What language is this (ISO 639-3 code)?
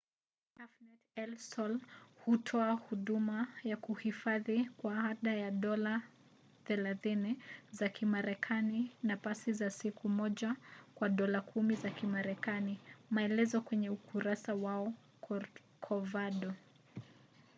swa